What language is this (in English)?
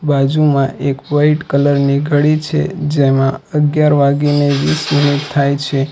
Gujarati